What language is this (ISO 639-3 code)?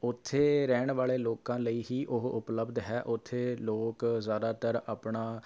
pan